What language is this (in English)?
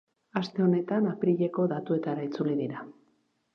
Basque